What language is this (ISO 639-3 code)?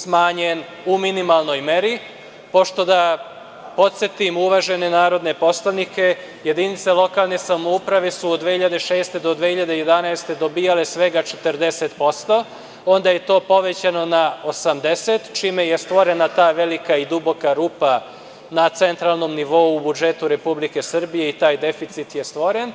srp